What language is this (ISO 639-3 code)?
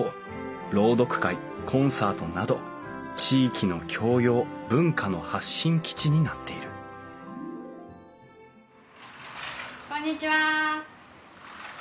jpn